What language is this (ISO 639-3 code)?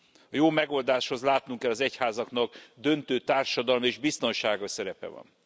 hun